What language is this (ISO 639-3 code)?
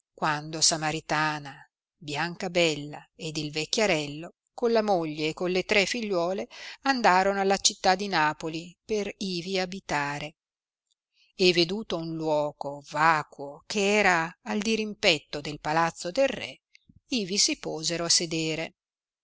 ita